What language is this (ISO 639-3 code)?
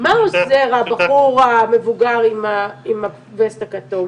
heb